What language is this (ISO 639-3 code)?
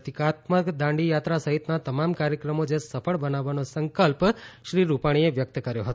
guj